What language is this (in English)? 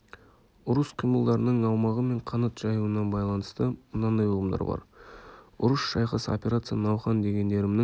Kazakh